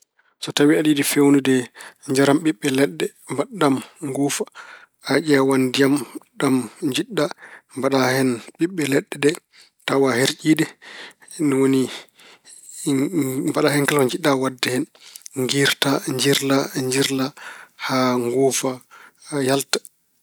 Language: Fula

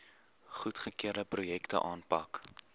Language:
Afrikaans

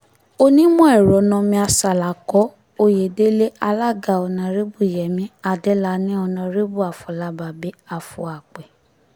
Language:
Yoruba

